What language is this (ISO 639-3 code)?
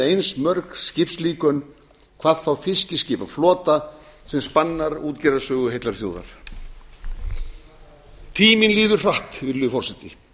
isl